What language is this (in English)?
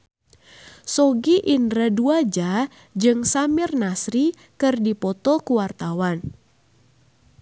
Sundanese